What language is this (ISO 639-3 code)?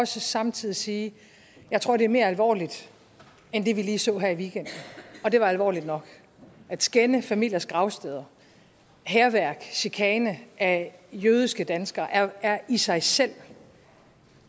dan